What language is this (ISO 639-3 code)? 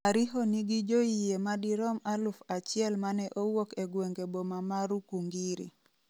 luo